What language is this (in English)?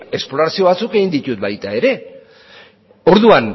Basque